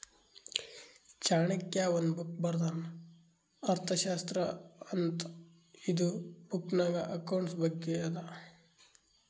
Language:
Kannada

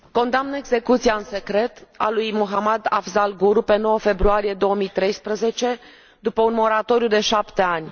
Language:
Romanian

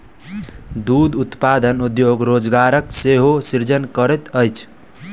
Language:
Maithili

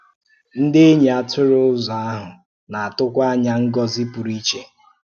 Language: Igbo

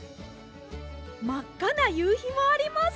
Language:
Japanese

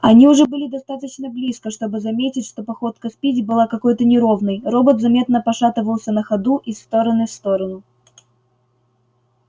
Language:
Russian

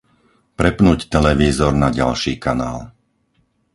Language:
Slovak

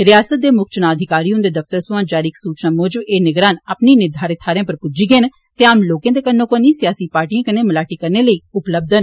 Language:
Dogri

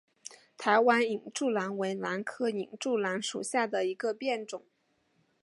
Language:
Chinese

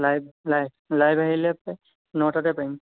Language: Assamese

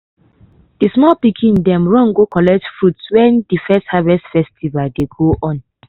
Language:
Nigerian Pidgin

